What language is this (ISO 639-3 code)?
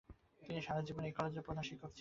ben